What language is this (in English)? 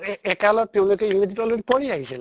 Assamese